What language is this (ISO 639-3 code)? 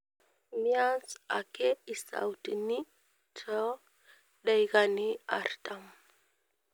mas